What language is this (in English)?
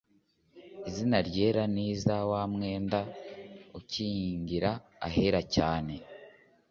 Kinyarwanda